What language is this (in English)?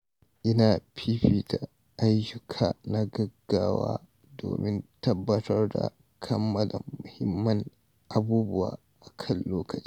Hausa